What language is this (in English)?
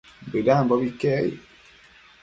Matsés